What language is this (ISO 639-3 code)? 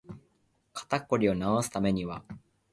jpn